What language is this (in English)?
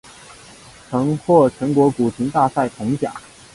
Chinese